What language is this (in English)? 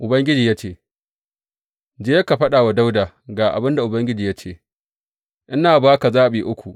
Hausa